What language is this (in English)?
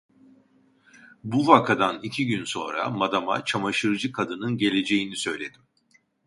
Turkish